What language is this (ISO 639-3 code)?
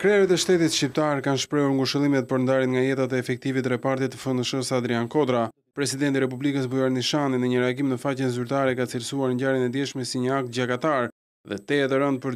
ell